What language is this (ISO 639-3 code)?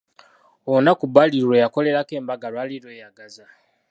lug